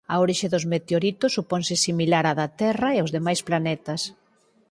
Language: Galician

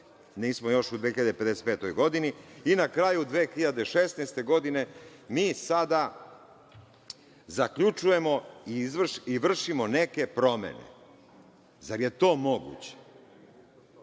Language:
Serbian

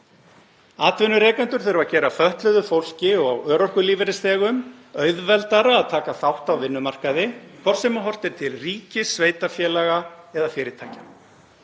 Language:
Icelandic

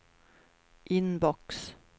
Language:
Swedish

